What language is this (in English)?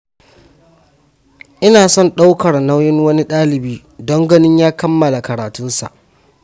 Hausa